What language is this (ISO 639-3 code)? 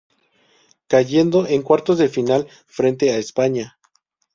spa